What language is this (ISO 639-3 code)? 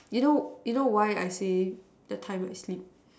eng